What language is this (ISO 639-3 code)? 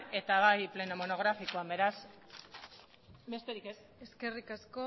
eus